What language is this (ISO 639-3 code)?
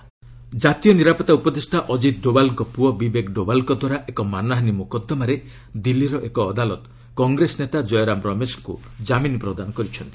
ori